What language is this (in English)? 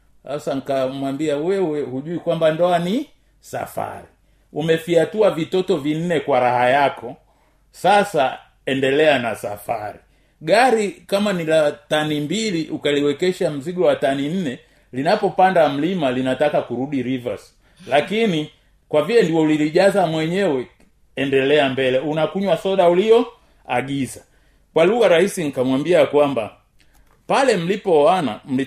Swahili